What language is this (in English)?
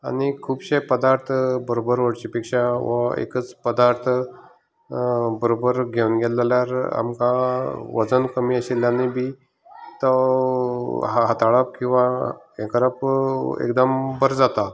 Konkani